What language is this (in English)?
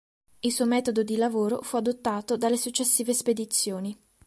Italian